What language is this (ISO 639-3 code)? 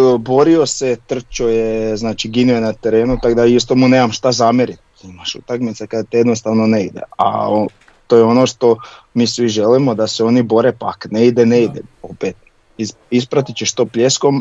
hrv